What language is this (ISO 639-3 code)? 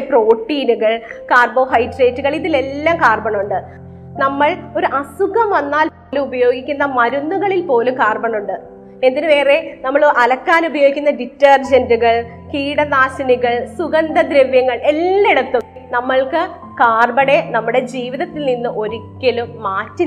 mal